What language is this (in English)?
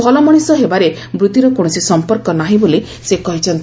Odia